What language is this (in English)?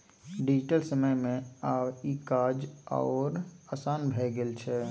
Maithili